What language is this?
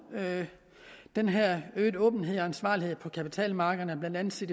Danish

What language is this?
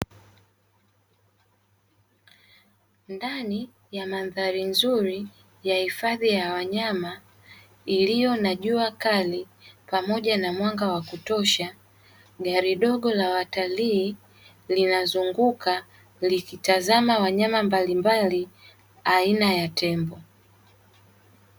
Swahili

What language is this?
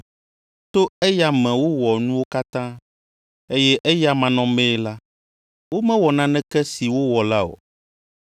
Ewe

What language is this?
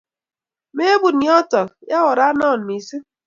Kalenjin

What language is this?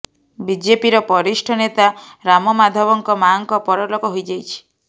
Odia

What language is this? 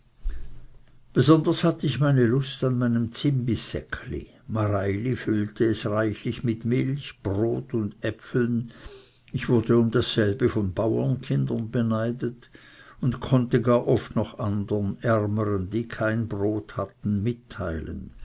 German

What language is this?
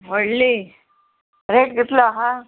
Konkani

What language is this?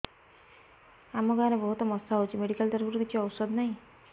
Odia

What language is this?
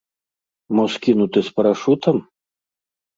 Belarusian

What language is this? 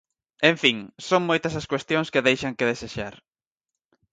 Galician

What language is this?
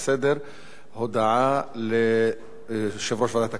Hebrew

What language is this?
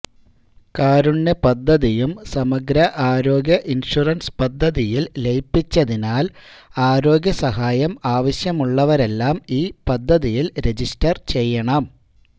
Malayalam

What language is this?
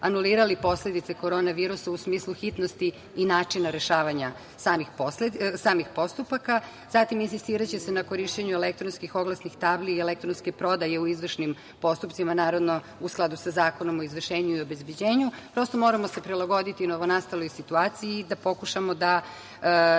Serbian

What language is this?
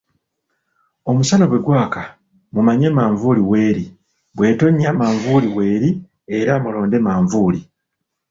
Ganda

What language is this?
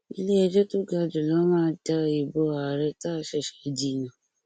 Yoruba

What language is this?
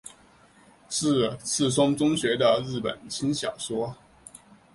Chinese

